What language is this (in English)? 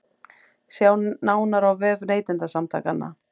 Icelandic